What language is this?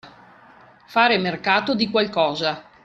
Italian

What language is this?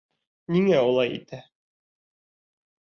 Bashkir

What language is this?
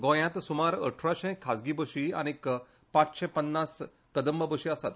Konkani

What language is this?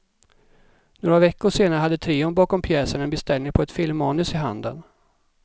Swedish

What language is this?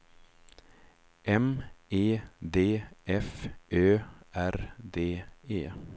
Swedish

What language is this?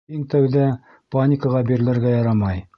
Bashkir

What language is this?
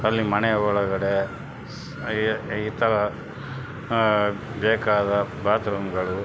Kannada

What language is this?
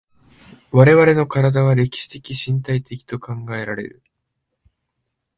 Japanese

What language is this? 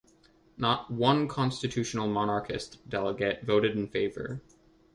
English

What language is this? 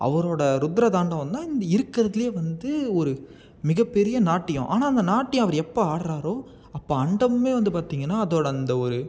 Tamil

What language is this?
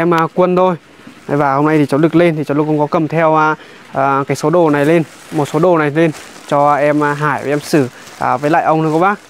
Vietnamese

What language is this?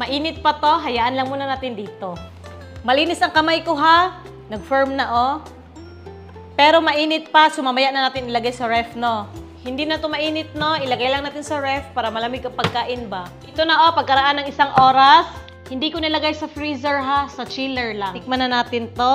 Filipino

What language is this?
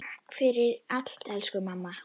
Icelandic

